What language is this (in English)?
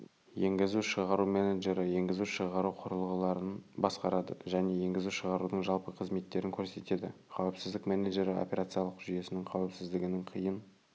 Kazakh